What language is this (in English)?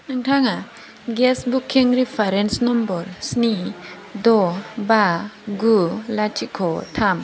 Bodo